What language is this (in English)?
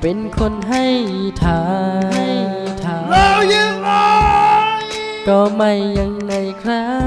Thai